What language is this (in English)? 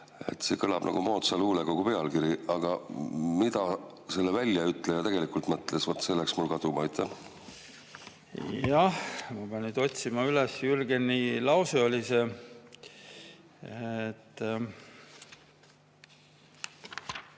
Estonian